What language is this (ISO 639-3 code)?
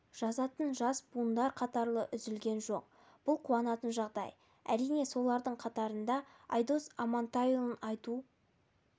kaz